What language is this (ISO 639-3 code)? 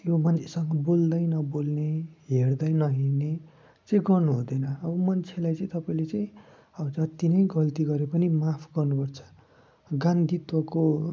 nep